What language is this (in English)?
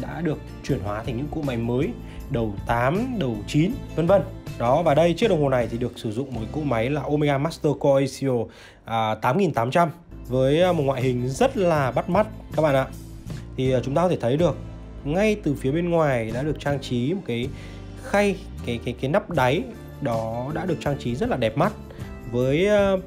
Vietnamese